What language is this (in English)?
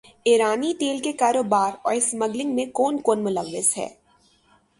Urdu